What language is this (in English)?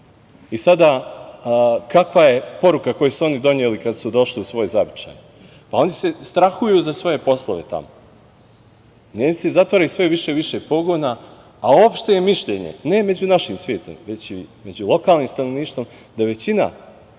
Serbian